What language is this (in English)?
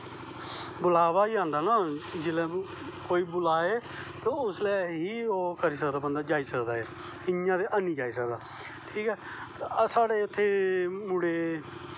Dogri